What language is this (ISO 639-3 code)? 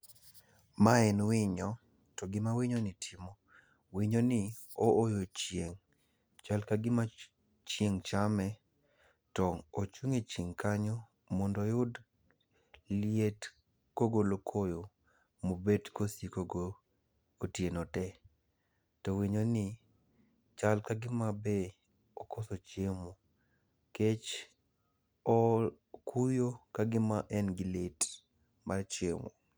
luo